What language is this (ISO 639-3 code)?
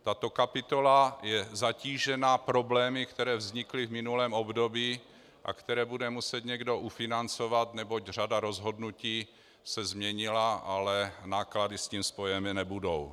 ces